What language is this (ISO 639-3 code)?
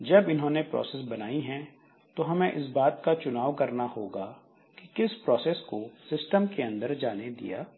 hin